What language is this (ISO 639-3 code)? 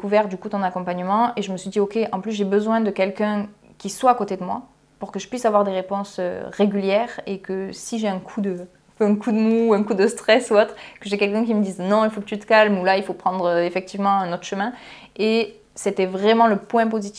fra